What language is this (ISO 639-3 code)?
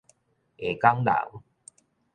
nan